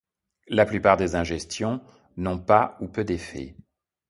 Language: French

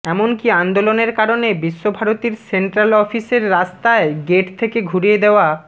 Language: Bangla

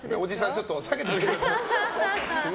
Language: Japanese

